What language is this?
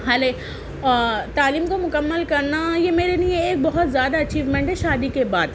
Urdu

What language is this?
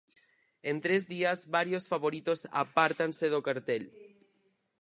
Galician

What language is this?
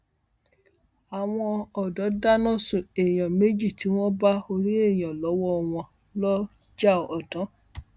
Yoruba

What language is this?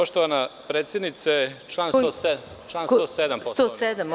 Serbian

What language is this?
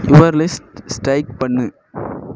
Tamil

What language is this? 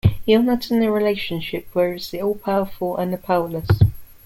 English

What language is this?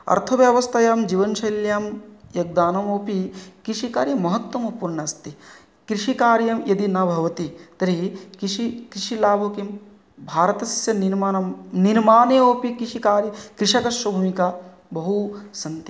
Sanskrit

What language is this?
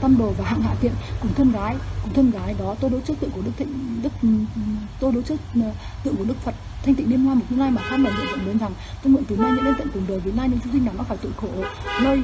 Vietnamese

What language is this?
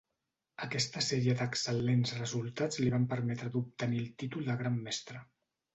Catalan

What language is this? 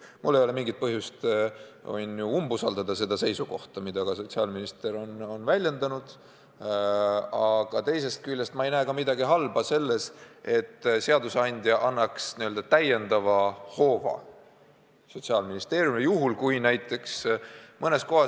Estonian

